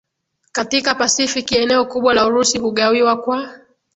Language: Swahili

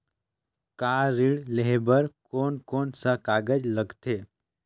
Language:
Chhattisgarhi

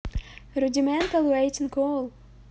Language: Russian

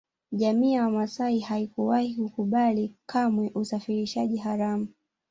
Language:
Swahili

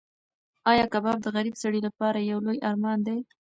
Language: Pashto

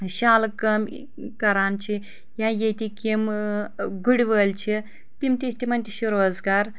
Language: Kashmiri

